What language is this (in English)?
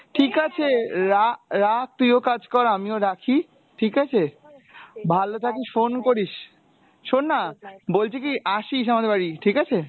Bangla